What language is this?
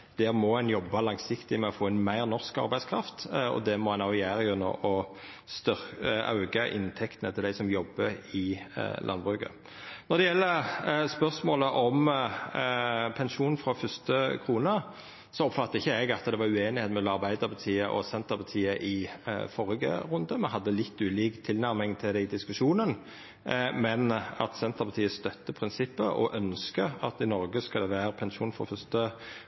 Norwegian Nynorsk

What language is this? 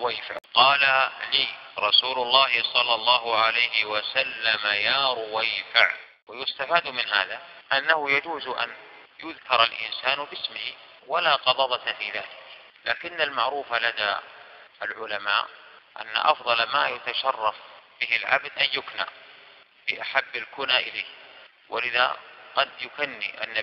Arabic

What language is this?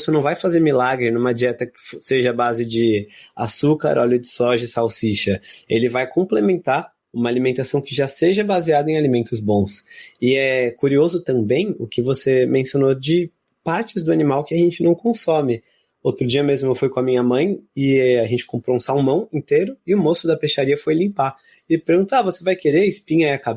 Portuguese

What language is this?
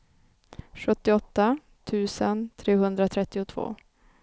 Swedish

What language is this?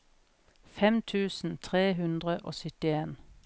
Norwegian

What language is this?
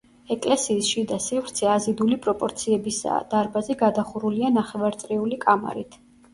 Georgian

